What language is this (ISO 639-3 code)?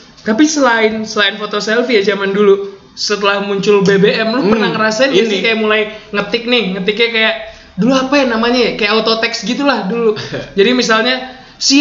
ind